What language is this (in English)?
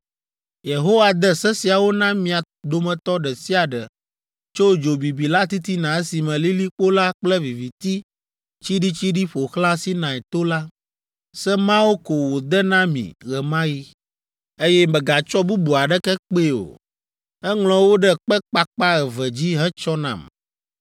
Ewe